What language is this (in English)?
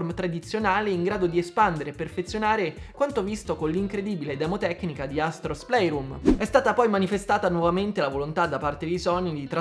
Italian